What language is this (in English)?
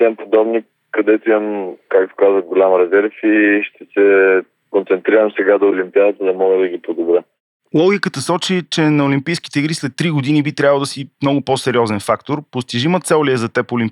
Bulgarian